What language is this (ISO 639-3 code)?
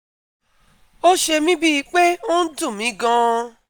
yor